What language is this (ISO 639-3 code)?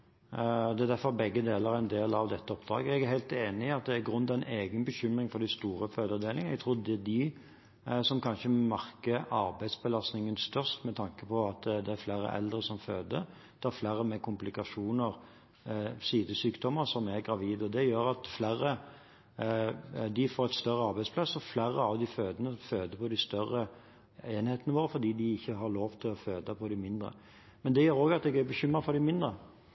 nob